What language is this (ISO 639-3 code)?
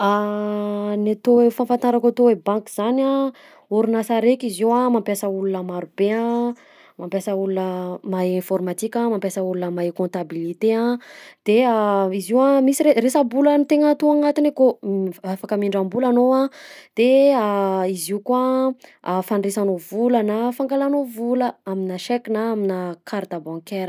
bzc